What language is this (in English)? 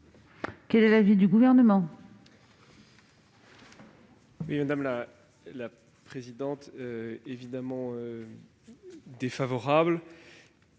French